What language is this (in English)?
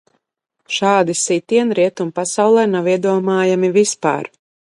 Latvian